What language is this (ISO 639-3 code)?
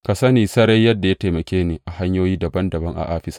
hau